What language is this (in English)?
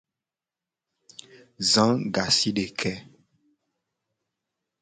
Gen